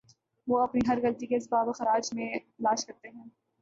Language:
Urdu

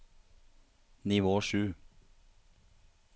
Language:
Norwegian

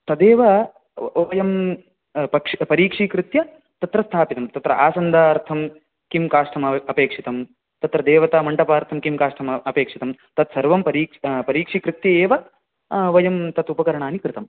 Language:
Sanskrit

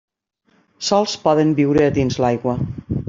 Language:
Catalan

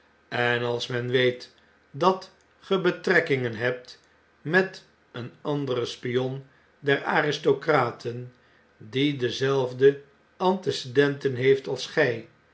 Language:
Dutch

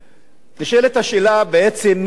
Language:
Hebrew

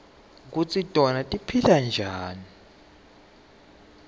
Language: Swati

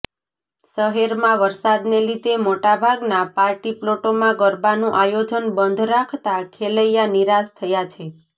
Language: Gujarati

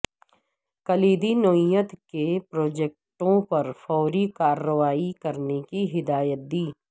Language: Urdu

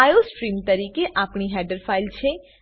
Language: Gujarati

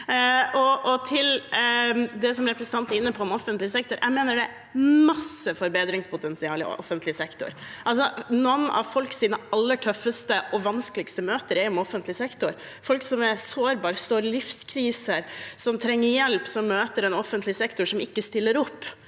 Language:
Norwegian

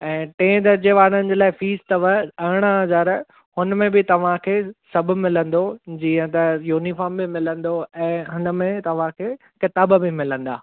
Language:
Sindhi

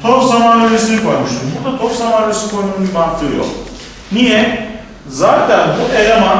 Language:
Turkish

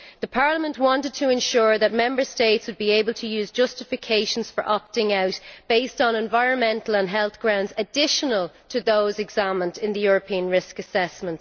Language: English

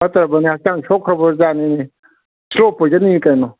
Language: Manipuri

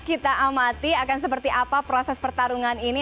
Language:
Indonesian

